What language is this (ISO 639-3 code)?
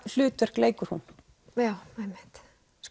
isl